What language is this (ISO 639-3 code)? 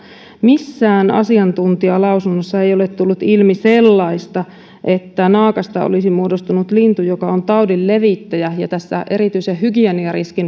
fin